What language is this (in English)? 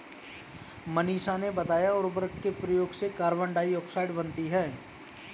Hindi